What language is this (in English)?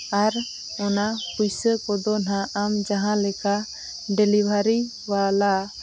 Santali